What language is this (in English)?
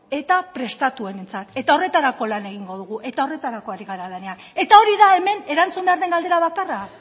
Basque